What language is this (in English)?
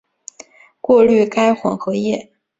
Chinese